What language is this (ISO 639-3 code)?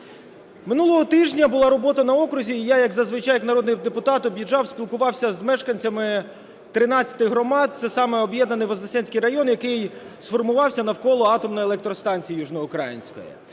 ukr